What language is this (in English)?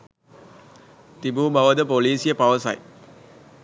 Sinhala